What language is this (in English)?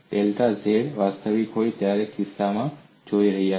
Gujarati